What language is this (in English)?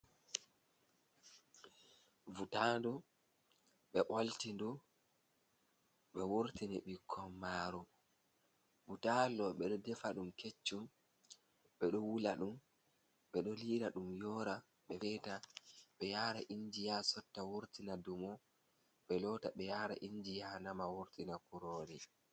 Fula